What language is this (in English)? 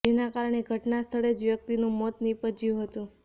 Gujarati